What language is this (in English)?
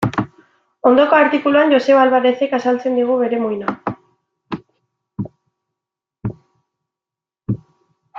Basque